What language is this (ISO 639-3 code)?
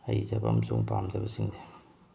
mni